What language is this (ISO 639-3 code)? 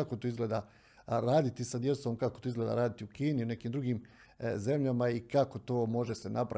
hrv